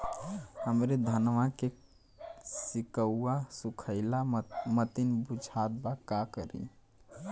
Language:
Bhojpuri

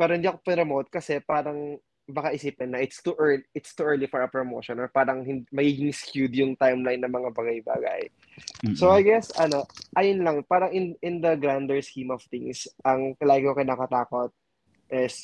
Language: Filipino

